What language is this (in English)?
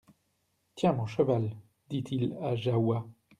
French